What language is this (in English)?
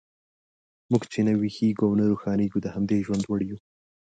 Pashto